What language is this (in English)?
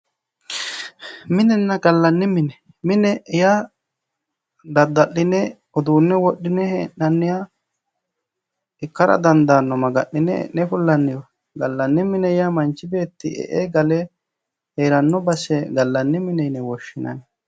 Sidamo